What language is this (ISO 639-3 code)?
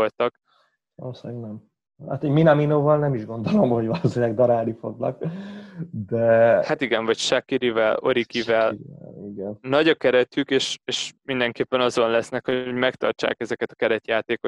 hun